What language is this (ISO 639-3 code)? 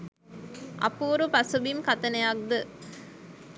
sin